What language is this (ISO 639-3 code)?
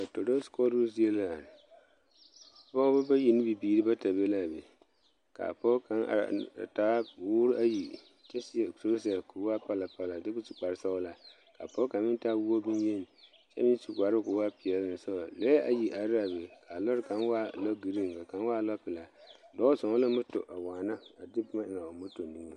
dga